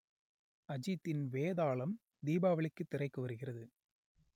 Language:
Tamil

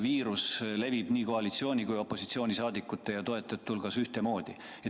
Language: Estonian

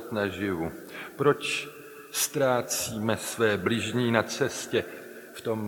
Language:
Czech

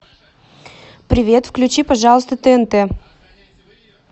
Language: Russian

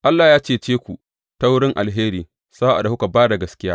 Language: Hausa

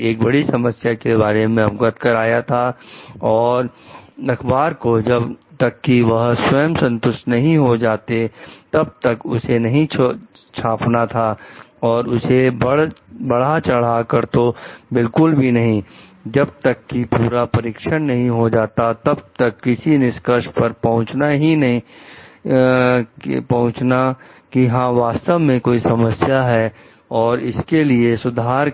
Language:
Hindi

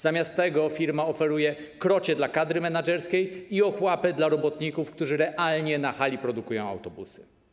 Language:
Polish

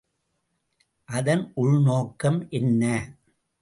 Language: Tamil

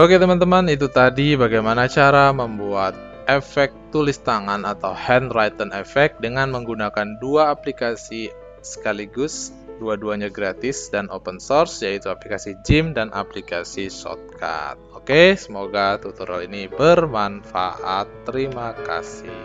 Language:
Indonesian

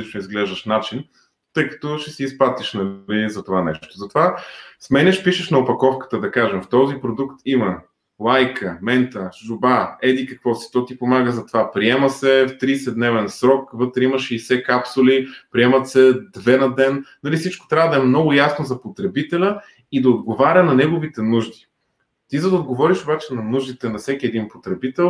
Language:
Bulgarian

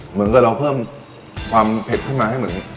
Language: Thai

